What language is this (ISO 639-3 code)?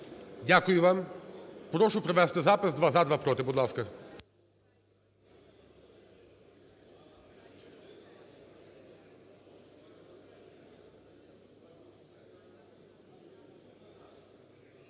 ukr